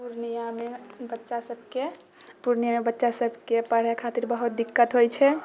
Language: Maithili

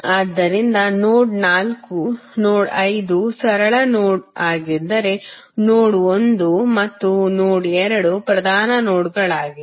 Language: Kannada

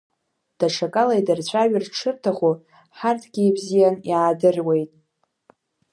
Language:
Abkhazian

